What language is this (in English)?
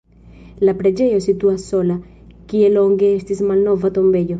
Esperanto